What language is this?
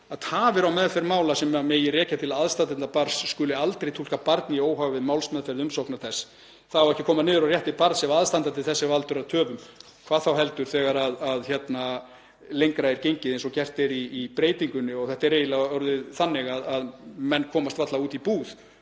Icelandic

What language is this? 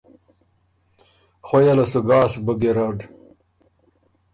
Ormuri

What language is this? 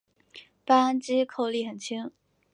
Chinese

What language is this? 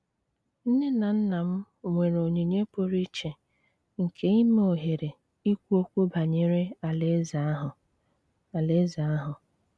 Igbo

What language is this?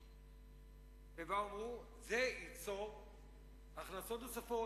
Hebrew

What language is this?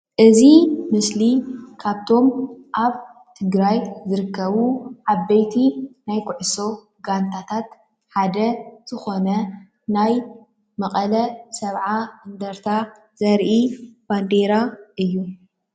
Tigrinya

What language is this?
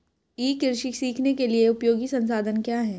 Hindi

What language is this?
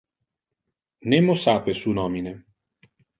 Interlingua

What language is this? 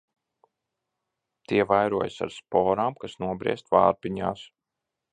Latvian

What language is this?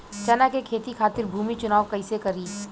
Bhojpuri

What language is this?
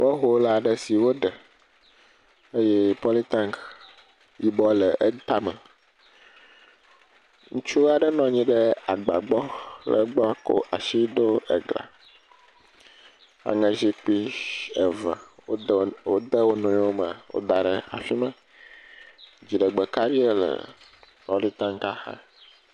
Ewe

